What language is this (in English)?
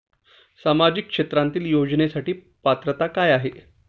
Marathi